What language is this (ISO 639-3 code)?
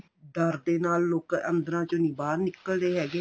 pan